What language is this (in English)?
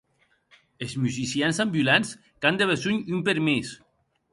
Occitan